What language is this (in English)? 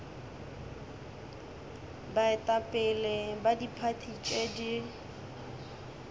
Northern Sotho